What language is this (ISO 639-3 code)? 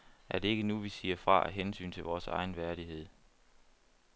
dan